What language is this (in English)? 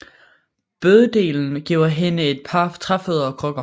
Danish